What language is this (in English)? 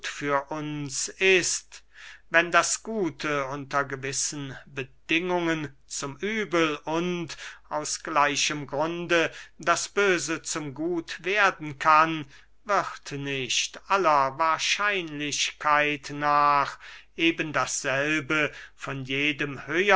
German